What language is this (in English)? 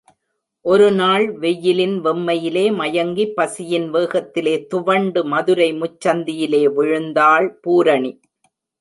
Tamil